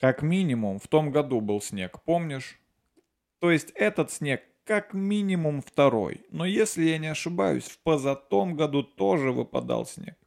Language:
Russian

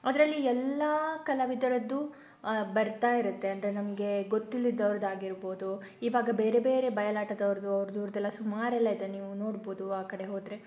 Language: Kannada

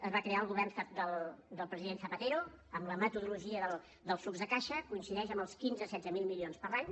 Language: Catalan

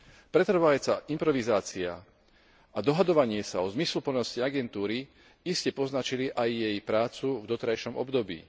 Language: Slovak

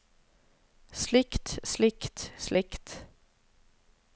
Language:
Norwegian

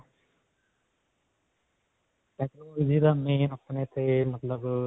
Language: Punjabi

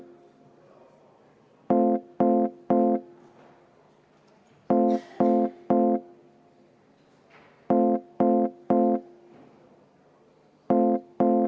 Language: Estonian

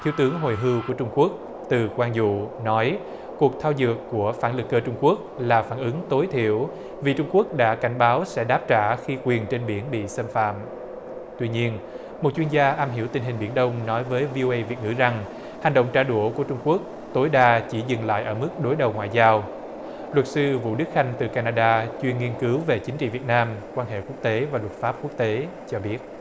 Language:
Vietnamese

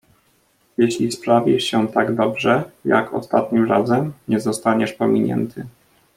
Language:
Polish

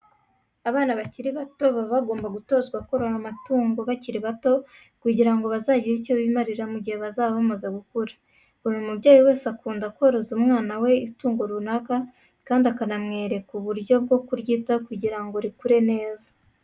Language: Kinyarwanda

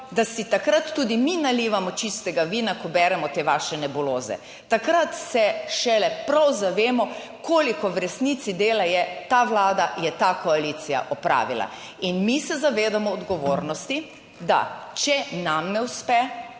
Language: Slovenian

